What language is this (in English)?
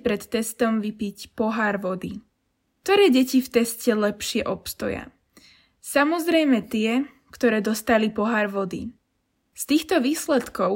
Slovak